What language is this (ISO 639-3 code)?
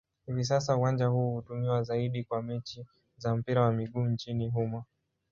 swa